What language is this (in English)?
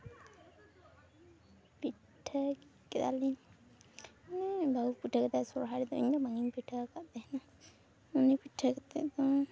Santali